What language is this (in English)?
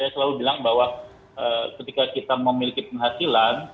Indonesian